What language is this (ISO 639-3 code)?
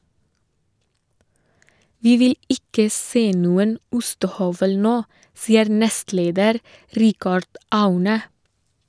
nor